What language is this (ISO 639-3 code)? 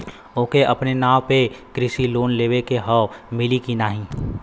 bho